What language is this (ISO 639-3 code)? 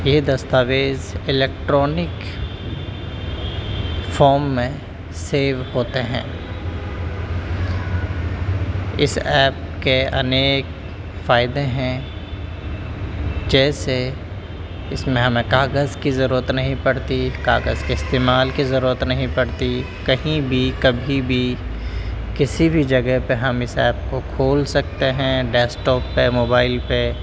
urd